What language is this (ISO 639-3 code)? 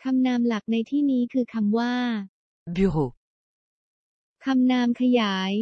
tha